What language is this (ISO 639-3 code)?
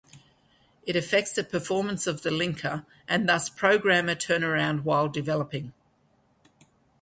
eng